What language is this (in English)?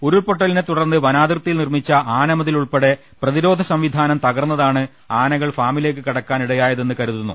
Malayalam